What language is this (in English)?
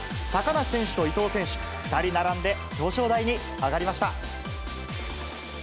Japanese